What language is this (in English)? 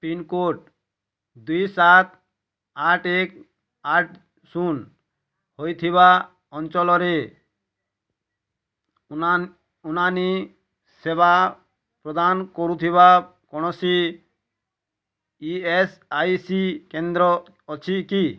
Odia